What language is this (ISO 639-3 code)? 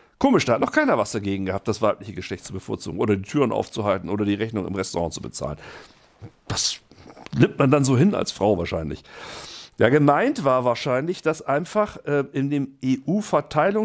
deu